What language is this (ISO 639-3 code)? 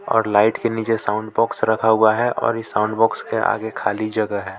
hin